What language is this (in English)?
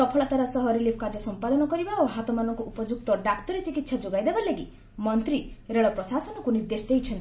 Odia